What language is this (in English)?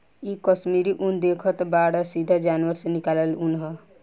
Bhojpuri